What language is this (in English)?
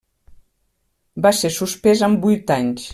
Catalan